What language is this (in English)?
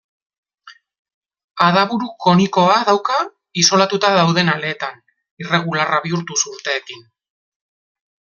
Basque